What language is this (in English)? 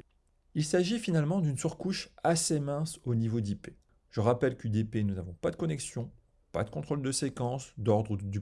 French